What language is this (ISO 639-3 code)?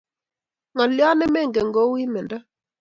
kln